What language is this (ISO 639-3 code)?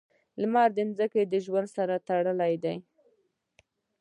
pus